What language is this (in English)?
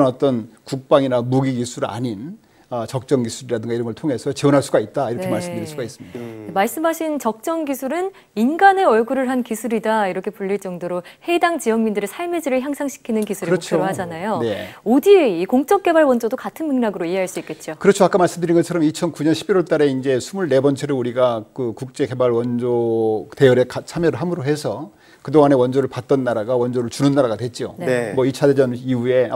Korean